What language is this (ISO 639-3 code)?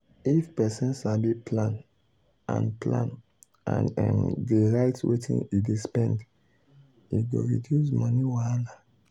pcm